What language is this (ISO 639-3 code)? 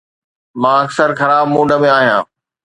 snd